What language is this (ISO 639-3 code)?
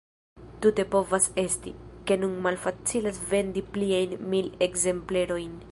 epo